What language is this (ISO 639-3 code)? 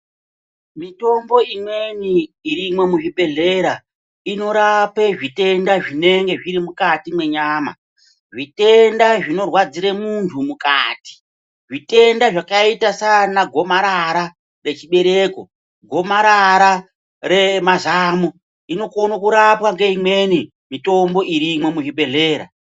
ndc